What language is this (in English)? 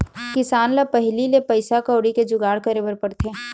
Chhattisgarhi